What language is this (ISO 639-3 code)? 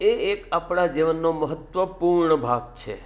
guj